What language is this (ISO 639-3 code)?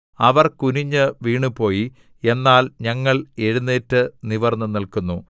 mal